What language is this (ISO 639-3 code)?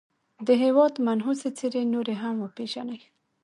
pus